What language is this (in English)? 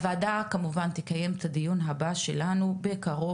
Hebrew